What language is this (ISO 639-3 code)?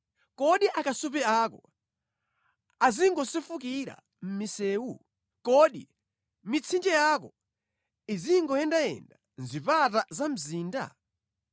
nya